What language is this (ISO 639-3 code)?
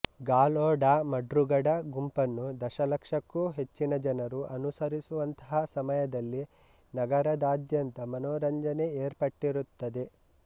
kan